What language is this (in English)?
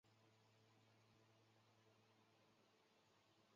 Chinese